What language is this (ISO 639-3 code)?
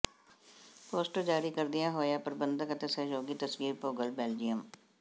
pan